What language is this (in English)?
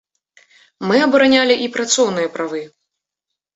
Belarusian